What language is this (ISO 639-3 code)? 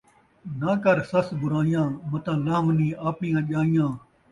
skr